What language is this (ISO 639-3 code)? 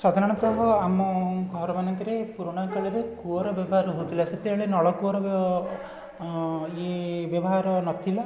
ori